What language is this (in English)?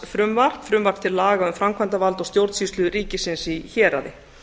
Icelandic